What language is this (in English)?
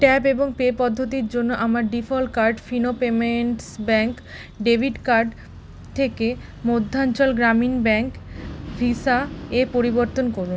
Bangla